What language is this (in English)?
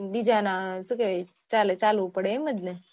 Gujarati